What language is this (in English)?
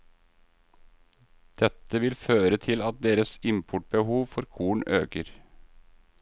Norwegian